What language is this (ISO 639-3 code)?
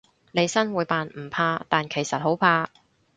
yue